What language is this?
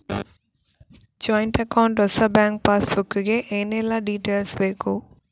Kannada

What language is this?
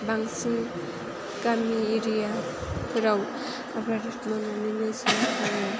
Bodo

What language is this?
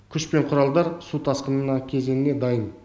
Kazakh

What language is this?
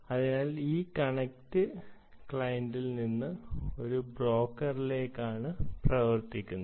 Malayalam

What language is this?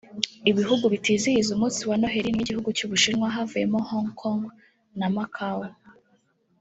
Kinyarwanda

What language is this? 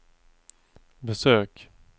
Swedish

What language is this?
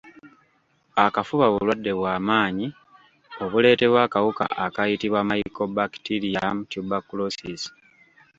Ganda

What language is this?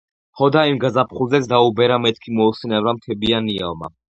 Georgian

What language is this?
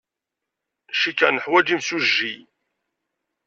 Kabyle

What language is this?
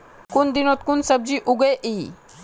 Magahi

